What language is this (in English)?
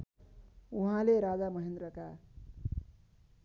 Nepali